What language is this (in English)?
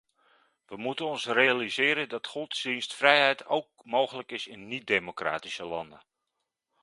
Dutch